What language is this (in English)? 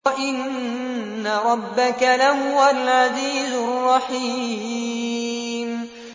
Arabic